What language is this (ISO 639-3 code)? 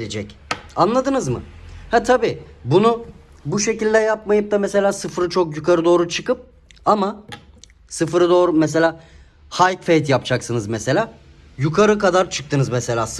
tur